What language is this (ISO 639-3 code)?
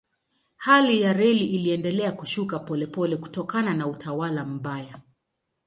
swa